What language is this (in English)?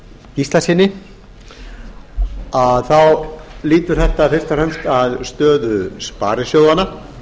Icelandic